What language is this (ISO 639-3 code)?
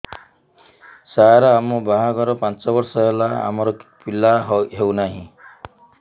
ori